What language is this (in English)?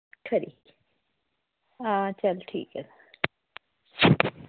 Dogri